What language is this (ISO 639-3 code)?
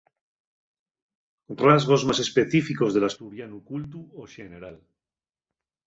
ast